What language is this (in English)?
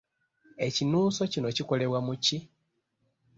Ganda